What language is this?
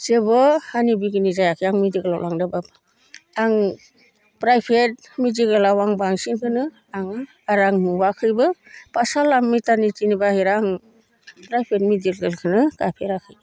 Bodo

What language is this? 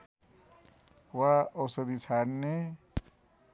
Nepali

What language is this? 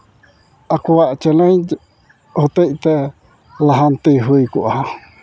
Santali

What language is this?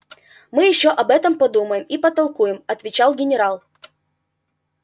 Russian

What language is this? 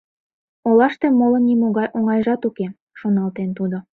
Mari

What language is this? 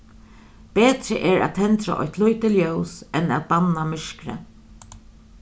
Faroese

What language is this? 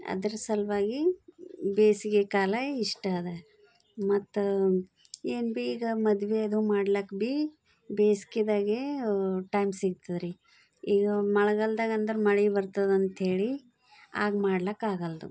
Kannada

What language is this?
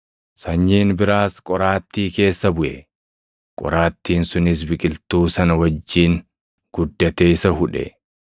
Oromo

